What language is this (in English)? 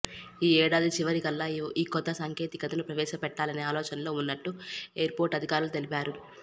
Telugu